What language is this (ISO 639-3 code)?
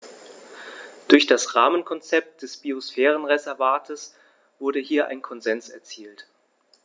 deu